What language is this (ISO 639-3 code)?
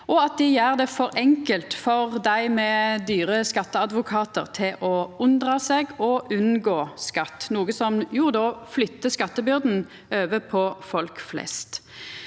nor